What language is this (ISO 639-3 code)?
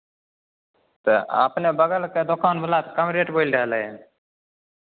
mai